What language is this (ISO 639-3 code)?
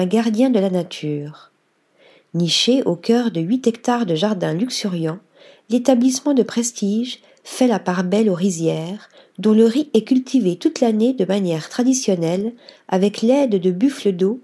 fra